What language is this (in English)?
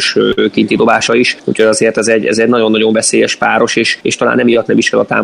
Hungarian